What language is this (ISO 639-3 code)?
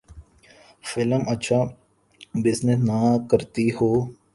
urd